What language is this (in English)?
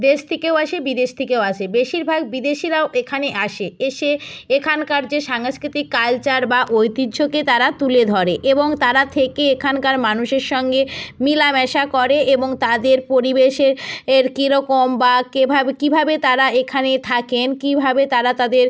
Bangla